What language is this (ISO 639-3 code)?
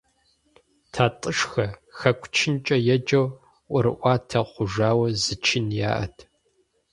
kbd